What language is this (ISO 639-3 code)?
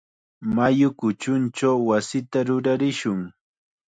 qxa